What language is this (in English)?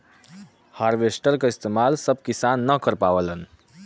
Bhojpuri